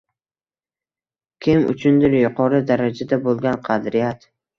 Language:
Uzbek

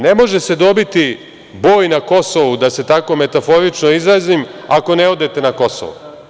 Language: Serbian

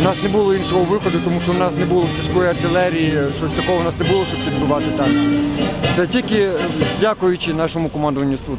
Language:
Ukrainian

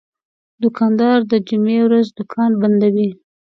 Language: Pashto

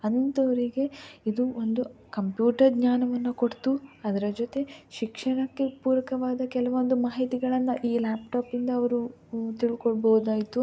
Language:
Kannada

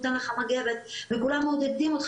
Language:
Hebrew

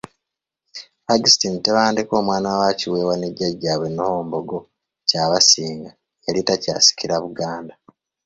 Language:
Ganda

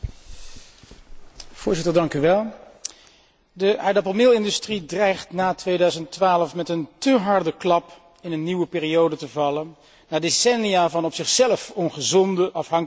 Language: Dutch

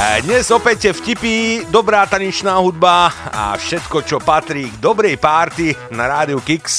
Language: Slovak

